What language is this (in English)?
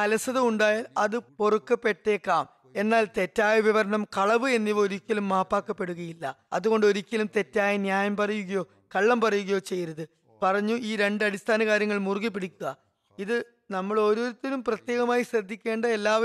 Malayalam